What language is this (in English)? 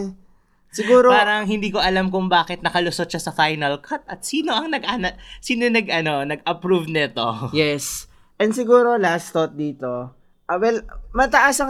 Filipino